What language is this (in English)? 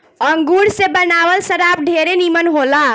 Bhojpuri